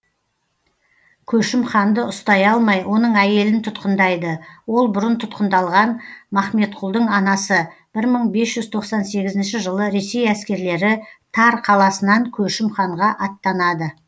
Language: Kazakh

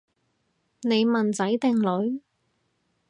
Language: Cantonese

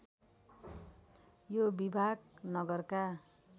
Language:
Nepali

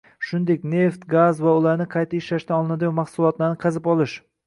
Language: Uzbek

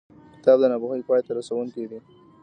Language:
Pashto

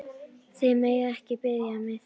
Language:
Icelandic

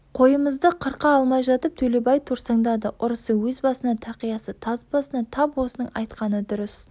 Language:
Kazakh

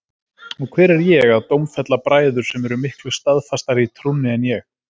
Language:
Icelandic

